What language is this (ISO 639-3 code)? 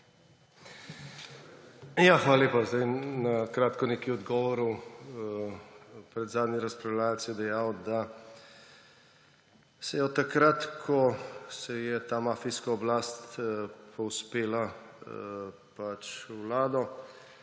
slv